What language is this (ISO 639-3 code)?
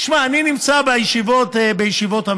heb